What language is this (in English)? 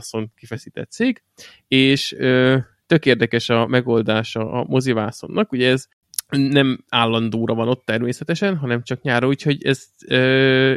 Hungarian